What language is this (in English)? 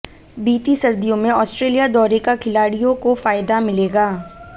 Hindi